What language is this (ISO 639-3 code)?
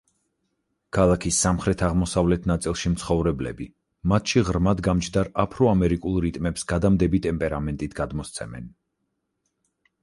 kat